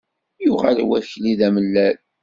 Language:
Kabyle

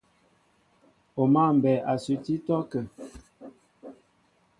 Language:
Mbo (Cameroon)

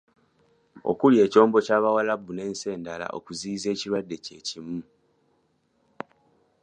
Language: Ganda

